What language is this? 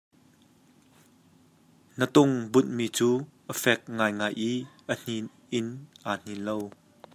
Hakha Chin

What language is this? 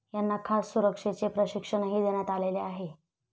Marathi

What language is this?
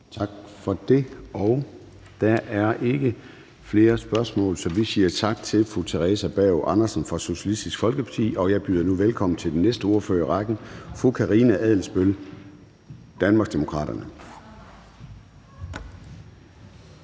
Danish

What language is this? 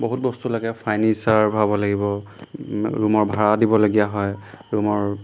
Assamese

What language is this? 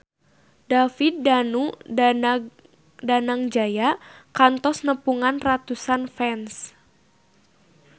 Sundanese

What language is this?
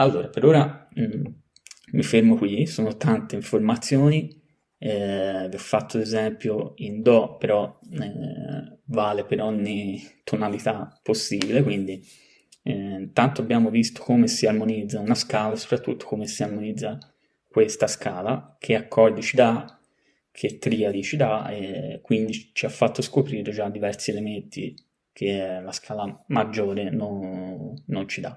Italian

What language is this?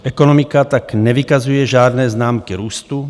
Czech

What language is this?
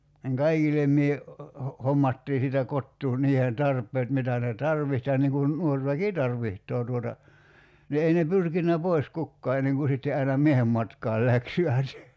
Finnish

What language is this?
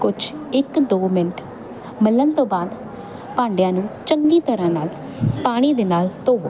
Punjabi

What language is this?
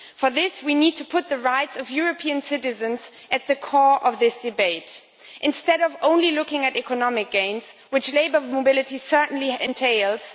English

